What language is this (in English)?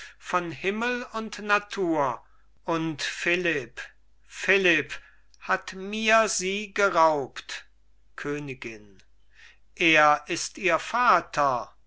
German